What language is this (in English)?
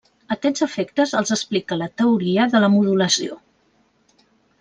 Catalan